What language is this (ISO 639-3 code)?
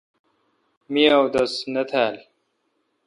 xka